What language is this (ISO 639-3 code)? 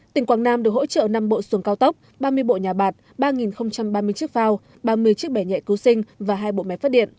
vie